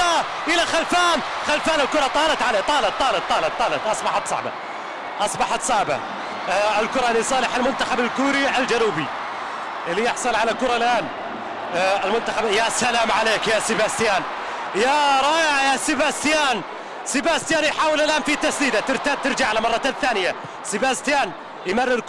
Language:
Arabic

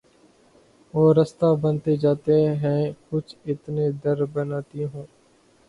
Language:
Urdu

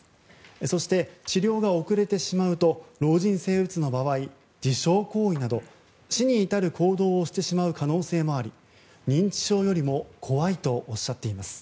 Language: Japanese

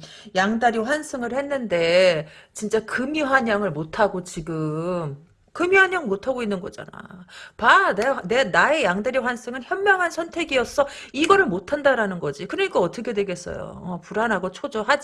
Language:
Korean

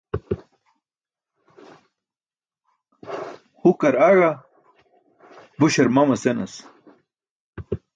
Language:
Burushaski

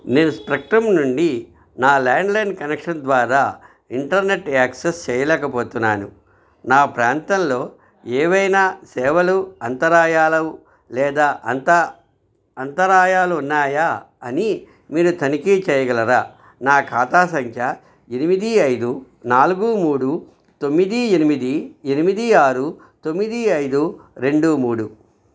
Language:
Telugu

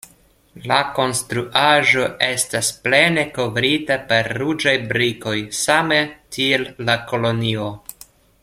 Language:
Esperanto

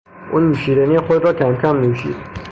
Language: Persian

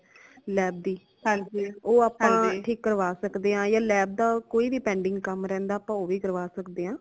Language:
Punjabi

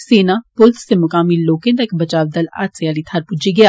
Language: Dogri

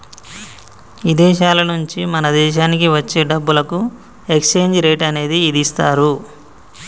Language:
Telugu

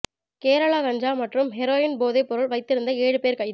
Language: Tamil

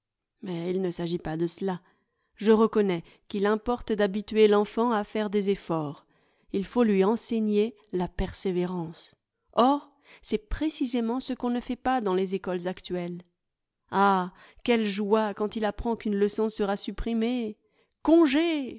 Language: French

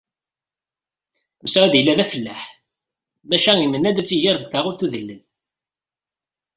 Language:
Kabyle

